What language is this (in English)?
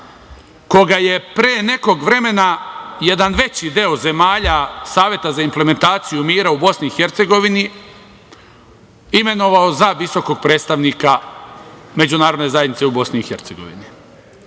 Serbian